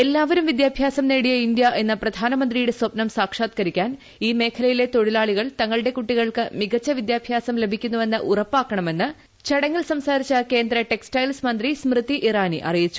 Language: Malayalam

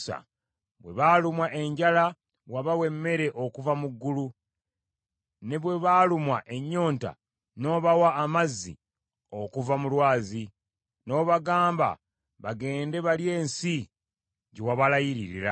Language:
Ganda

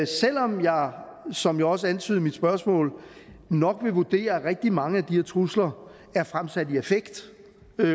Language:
Danish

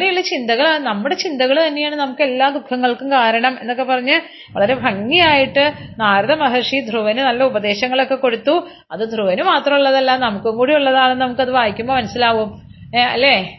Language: Malayalam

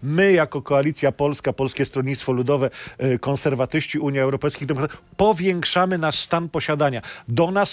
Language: Polish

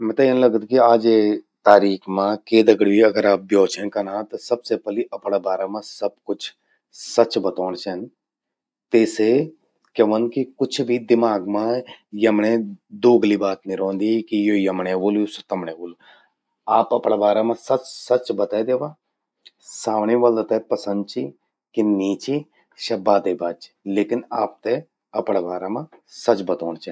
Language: Garhwali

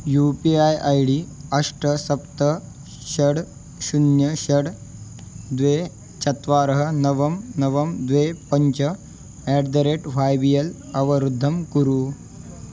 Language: Sanskrit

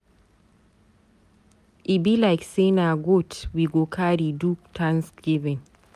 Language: Nigerian Pidgin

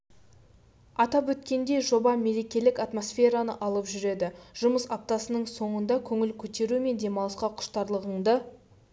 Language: Kazakh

